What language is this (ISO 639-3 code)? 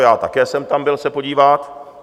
ces